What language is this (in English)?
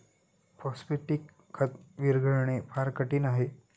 Marathi